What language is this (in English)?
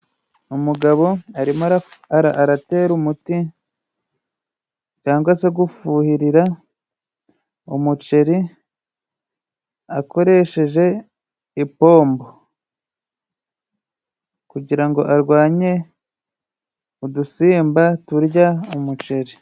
Kinyarwanda